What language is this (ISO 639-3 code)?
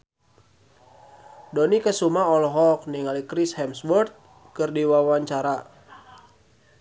sun